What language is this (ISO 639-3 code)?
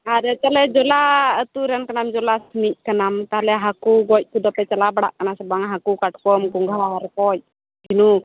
sat